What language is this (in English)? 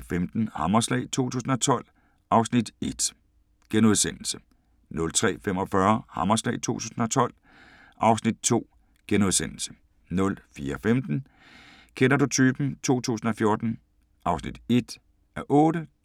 Danish